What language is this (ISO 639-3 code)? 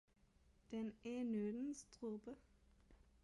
dan